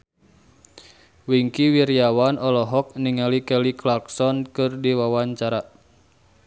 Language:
Sundanese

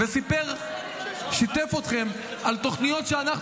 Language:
Hebrew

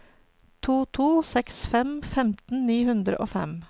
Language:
Norwegian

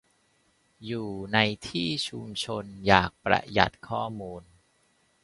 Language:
Thai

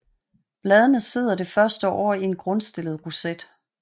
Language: Danish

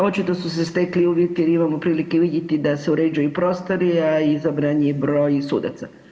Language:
Croatian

